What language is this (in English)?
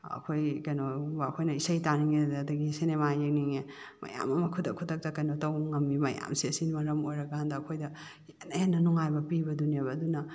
Manipuri